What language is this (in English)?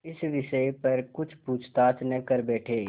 Hindi